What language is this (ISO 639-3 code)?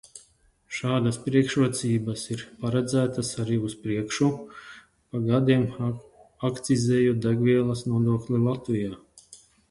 lav